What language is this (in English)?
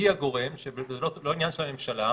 Hebrew